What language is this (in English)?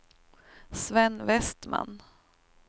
Swedish